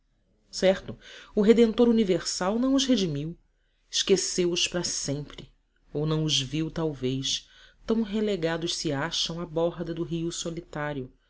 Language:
Portuguese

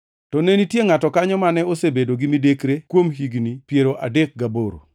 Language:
Luo (Kenya and Tanzania)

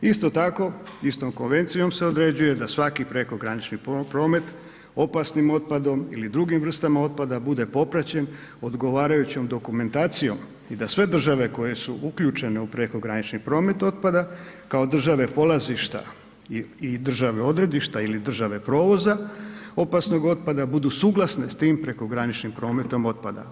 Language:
Croatian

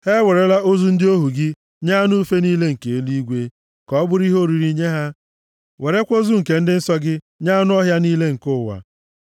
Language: Igbo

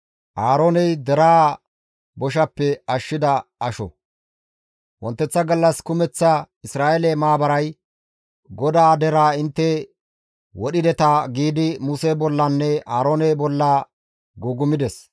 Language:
Gamo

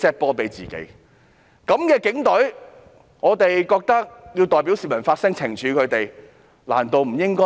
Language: Cantonese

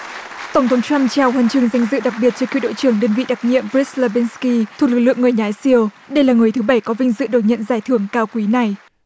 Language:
Vietnamese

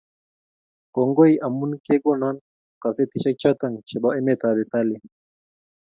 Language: Kalenjin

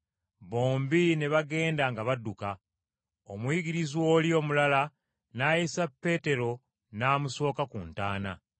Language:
Ganda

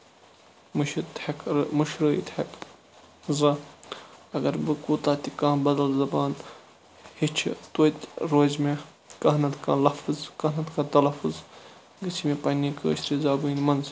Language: Kashmiri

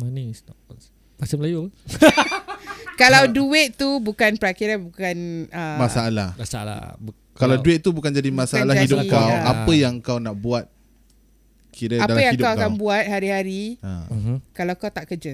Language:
Malay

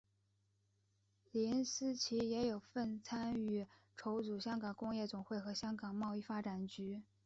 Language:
Chinese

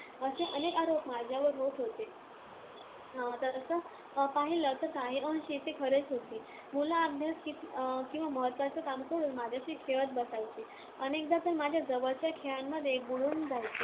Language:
Marathi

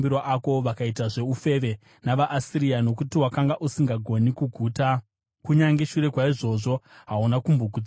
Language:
Shona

